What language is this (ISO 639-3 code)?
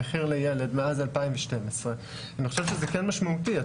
heb